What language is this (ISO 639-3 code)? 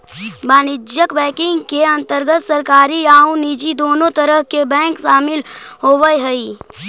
mag